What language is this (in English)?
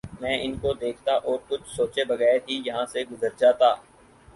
Urdu